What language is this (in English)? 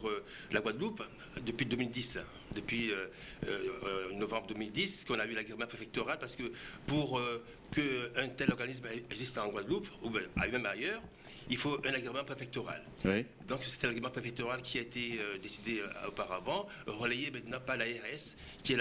French